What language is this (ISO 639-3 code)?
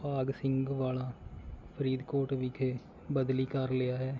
pan